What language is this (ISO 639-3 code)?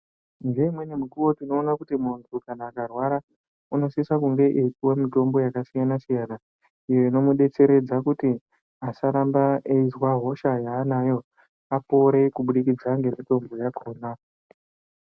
ndc